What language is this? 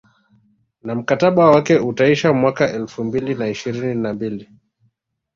Swahili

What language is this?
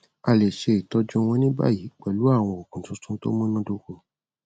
Yoruba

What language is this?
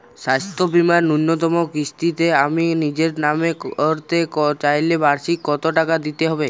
Bangla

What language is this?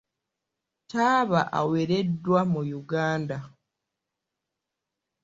Ganda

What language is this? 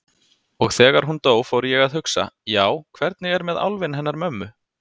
Icelandic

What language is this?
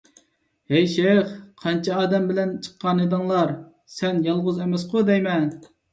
Uyghur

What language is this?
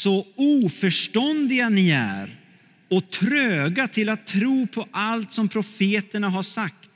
Swedish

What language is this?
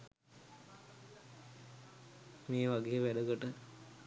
Sinhala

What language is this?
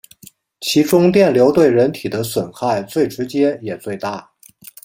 Chinese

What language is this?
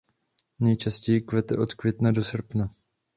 Czech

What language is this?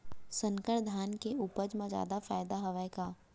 Chhattisgarhi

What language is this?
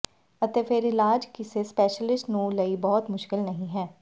Punjabi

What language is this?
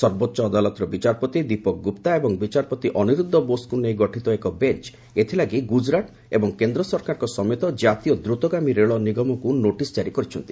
Odia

